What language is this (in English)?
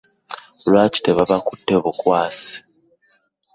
Ganda